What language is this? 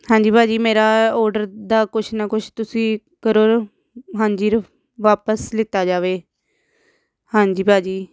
Punjabi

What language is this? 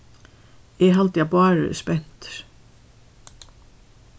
Faroese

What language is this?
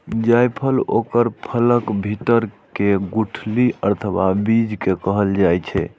Maithili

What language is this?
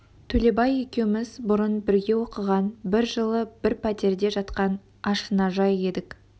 Kazakh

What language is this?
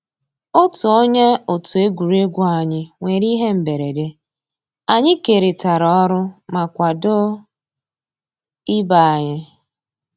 Igbo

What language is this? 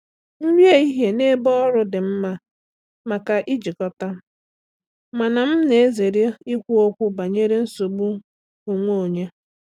Igbo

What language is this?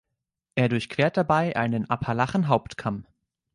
German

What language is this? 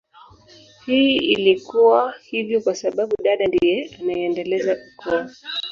Swahili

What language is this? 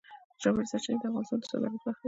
Pashto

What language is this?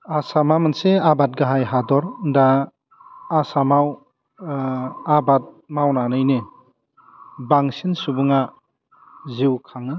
Bodo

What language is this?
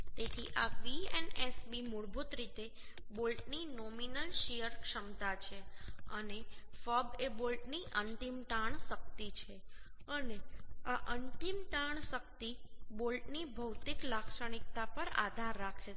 Gujarati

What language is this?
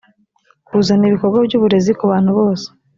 Kinyarwanda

